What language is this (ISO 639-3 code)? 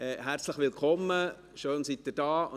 gsw